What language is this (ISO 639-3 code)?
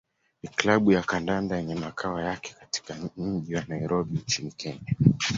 swa